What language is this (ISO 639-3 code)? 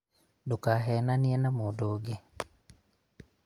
kik